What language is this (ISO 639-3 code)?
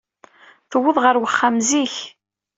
kab